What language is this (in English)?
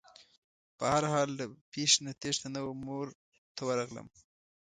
Pashto